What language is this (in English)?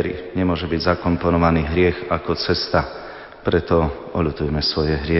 Slovak